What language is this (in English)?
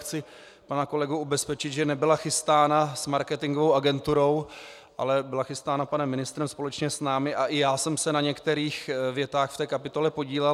Czech